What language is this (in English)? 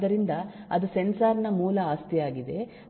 Kannada